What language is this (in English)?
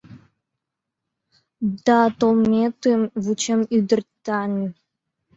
Mari